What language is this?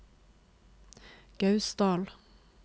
Norwegian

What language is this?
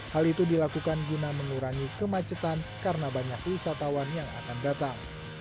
Indonesian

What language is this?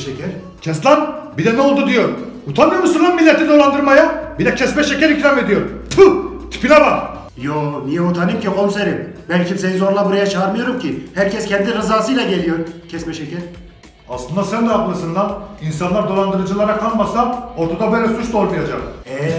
Turkish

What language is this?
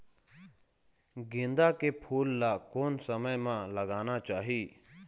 Chhattisgarhi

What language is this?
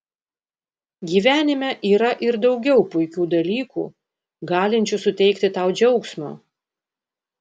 Lithuanian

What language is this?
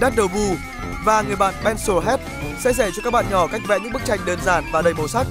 Vietnamese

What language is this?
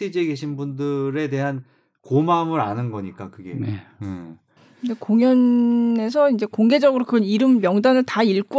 Korean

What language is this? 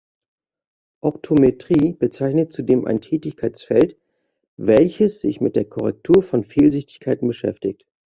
German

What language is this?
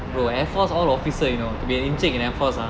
English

